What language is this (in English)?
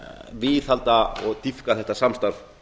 Icelandic